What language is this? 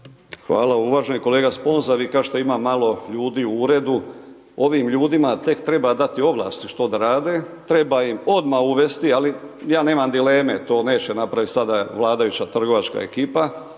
Croatian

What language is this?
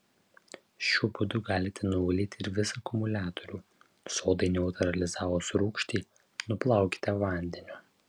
Lithuanian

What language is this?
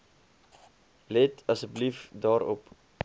Afrikaans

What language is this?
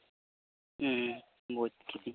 Santali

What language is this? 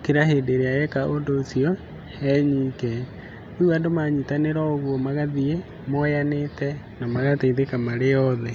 Kikuyu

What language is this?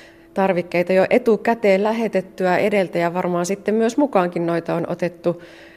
Finnish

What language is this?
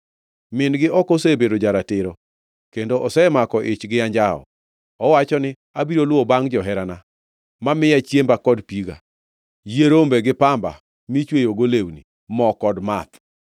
Luo (Kenya and Tanzania)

